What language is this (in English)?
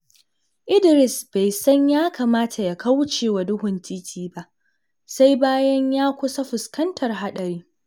Hausa